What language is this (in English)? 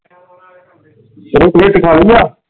Punjabi